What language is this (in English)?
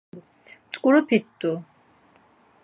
Laz